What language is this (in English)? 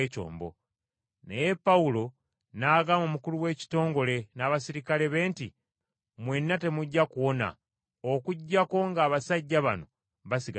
Ganda